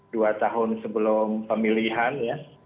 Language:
Indonesian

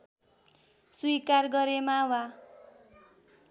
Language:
Nepali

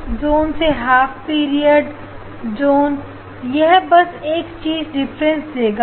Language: Hindi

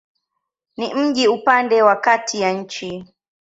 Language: Swahili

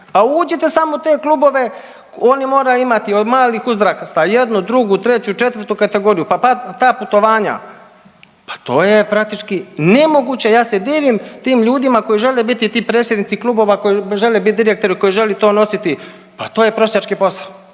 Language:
Croatian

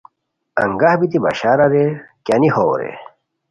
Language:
Khowar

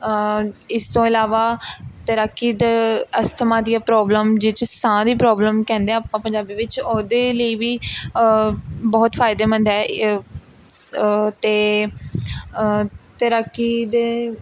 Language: Punjabi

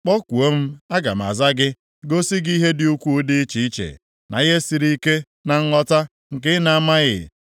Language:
Igbo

